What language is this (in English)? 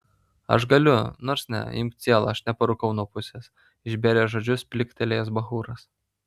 Lithuanian